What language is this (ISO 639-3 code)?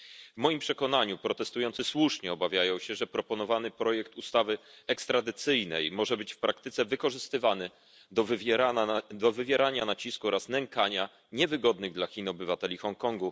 pol